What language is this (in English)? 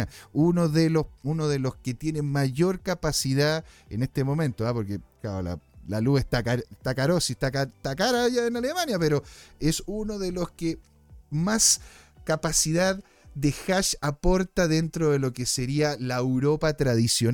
Spanish